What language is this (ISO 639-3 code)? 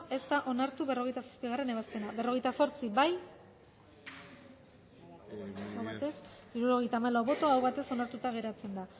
eus